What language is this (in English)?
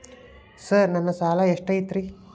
Kannada